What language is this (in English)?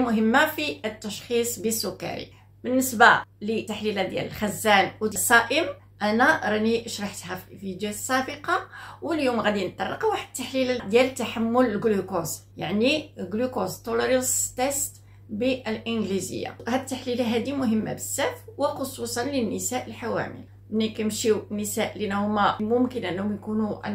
Arabic